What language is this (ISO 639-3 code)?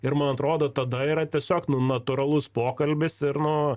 lit